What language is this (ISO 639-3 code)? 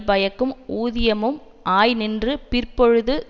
tam